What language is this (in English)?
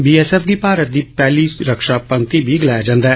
Dogri